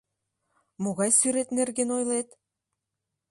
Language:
Mari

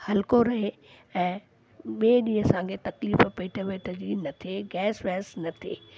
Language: Sindhi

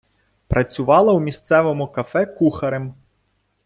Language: Ukrainian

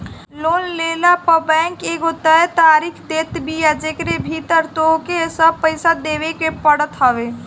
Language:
Bhojpuri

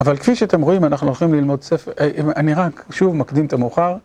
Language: Hebrew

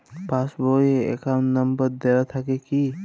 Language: Bangla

